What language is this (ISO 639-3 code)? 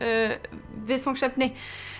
isl